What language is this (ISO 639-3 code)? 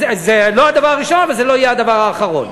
heb